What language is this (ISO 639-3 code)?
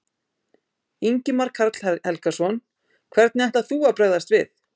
isl